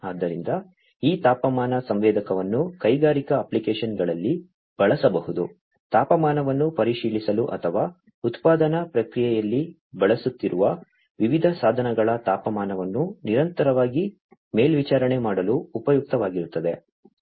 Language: Kannada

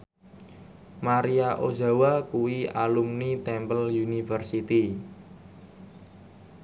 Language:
Javanese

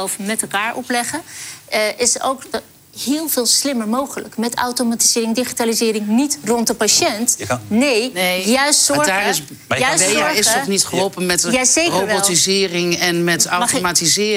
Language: Dutch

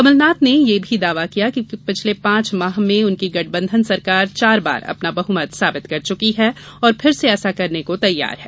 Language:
Hindi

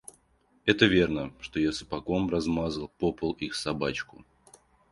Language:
Russian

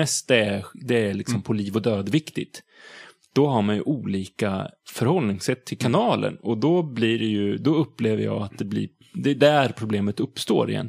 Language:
Swedish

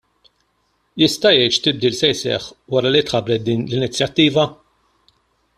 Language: Maltese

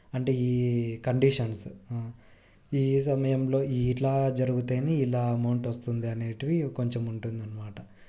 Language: Telugu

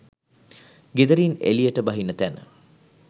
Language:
Sinhala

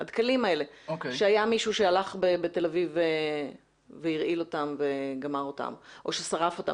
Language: Hebrew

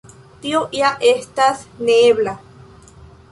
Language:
Esperanto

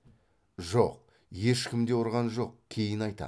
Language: Kazakh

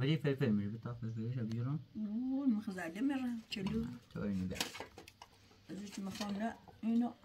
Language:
Persian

